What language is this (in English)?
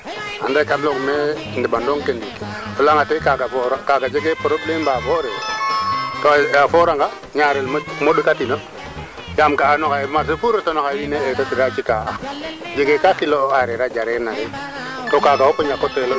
Serer